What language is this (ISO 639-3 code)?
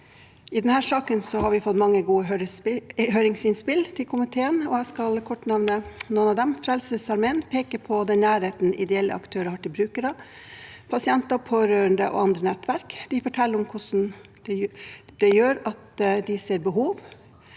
nor